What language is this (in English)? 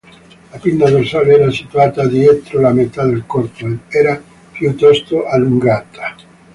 Italian